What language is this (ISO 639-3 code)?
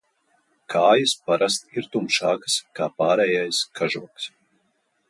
lav